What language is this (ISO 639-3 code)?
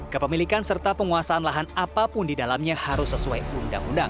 ind